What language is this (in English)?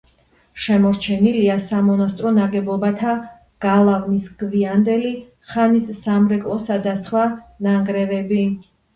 Georgian